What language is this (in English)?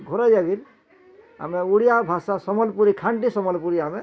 Odia